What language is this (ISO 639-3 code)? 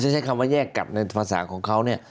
tha